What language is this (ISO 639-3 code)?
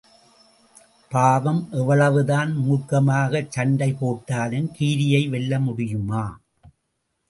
tam